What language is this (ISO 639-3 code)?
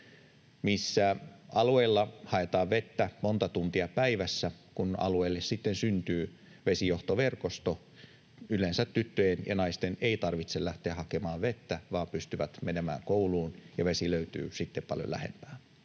fin